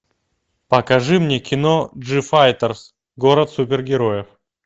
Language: Russian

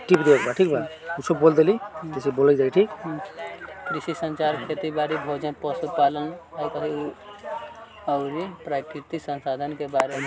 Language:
Bhojpuri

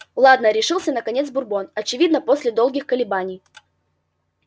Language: Russian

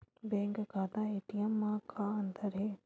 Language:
Chhattisgarhi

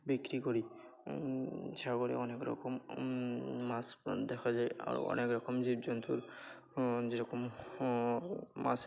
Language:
Bangla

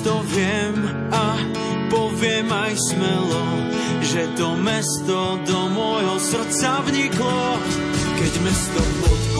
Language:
Slovak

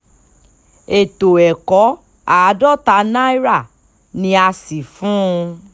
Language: Yoruba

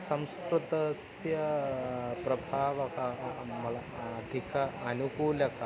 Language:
Sanskrit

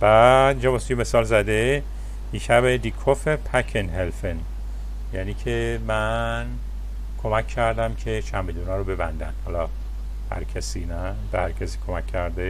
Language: Persian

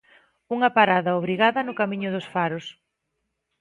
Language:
Galician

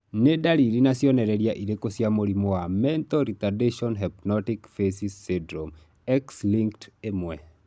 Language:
Kikuyu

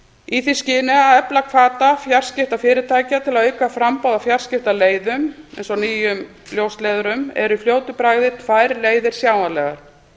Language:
Icelandic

